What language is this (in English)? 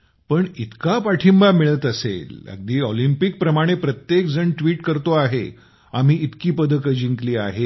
Marathi